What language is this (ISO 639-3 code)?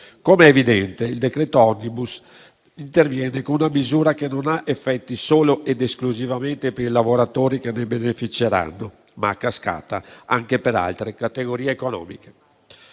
ita